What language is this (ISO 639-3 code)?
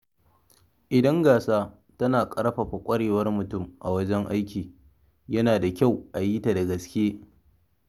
hau